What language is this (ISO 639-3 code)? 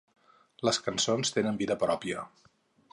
cat